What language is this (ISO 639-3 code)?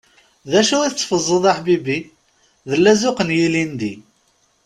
kab